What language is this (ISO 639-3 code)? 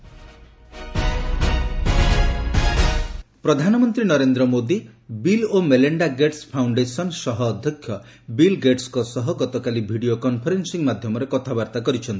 ori